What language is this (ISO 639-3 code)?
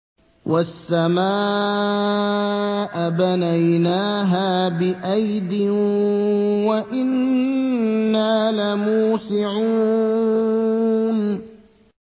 ara